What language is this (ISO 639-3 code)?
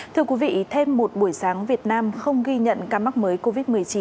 vie